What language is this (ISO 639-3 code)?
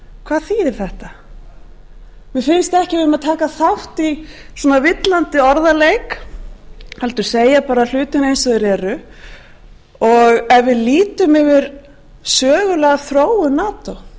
isl